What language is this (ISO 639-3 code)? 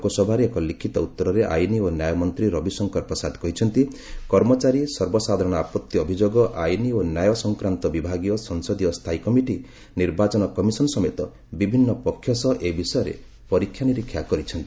ori